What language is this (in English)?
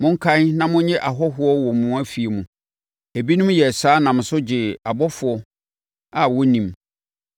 Akan